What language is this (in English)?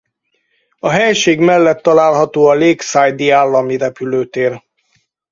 Hungarian